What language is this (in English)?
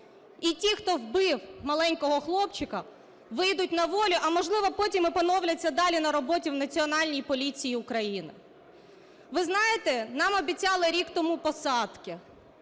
Ukrainian